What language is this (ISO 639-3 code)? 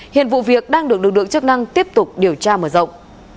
vie